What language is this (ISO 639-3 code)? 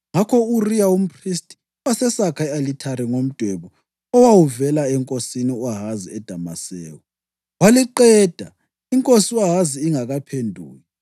nde